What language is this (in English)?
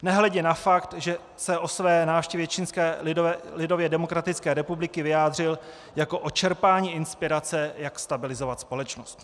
Czech